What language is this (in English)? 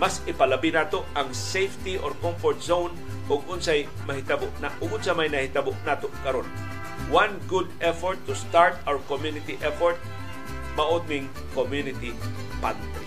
Filipino